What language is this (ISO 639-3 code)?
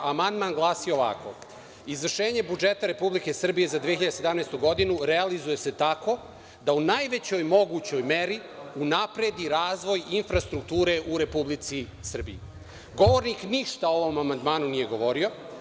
srp